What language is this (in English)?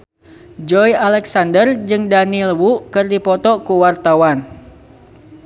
Sundanese